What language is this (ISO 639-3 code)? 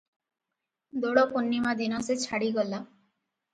ori